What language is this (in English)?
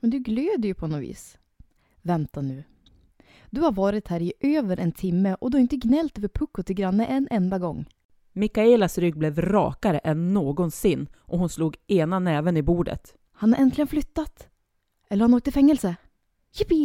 Swedish